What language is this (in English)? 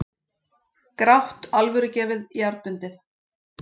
Icelandic